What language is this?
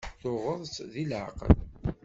Kabyle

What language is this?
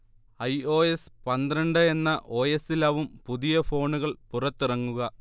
Malayalam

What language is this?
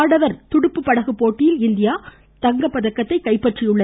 Tamil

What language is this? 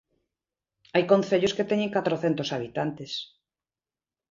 Galician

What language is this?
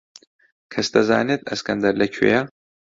Central Kurdish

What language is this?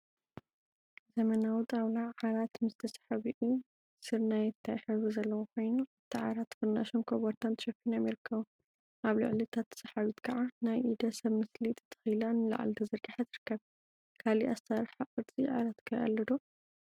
Tigrinya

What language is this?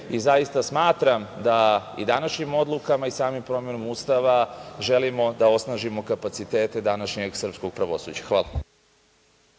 Serbian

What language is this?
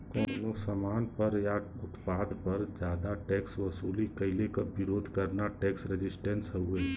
Bhojpuri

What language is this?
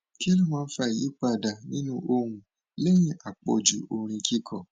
Yoruba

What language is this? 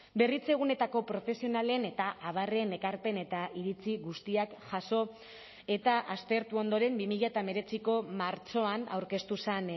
Basque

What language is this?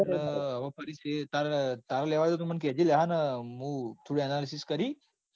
Gujarati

